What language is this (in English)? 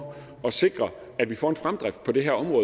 Danish